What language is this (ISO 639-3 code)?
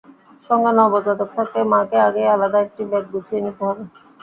ben